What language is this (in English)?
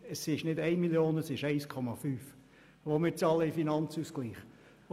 Swiss German